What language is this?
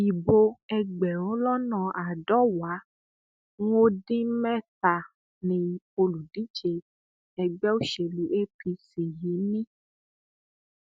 Yoruba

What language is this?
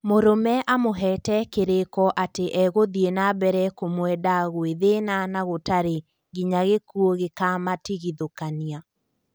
Kikuyu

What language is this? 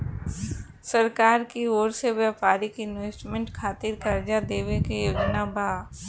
Bhojpuri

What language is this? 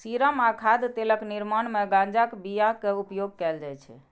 Maithili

